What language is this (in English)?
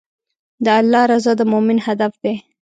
Pashto